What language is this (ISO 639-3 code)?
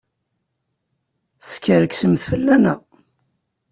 kab